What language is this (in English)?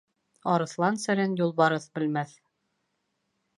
Bashkir